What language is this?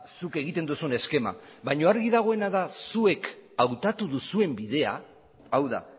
Basque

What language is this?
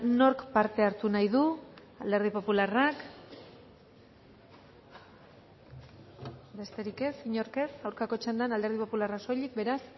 Basque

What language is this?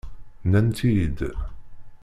Kabyle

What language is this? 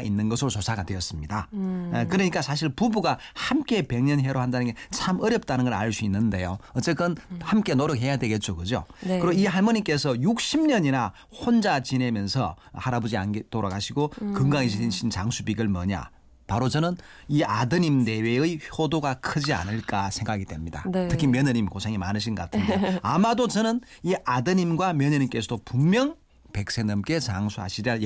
Korean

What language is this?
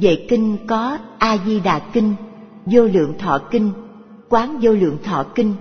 Vietnamese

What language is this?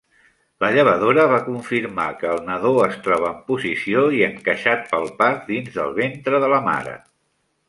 Catalan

